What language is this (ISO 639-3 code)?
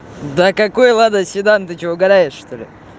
rus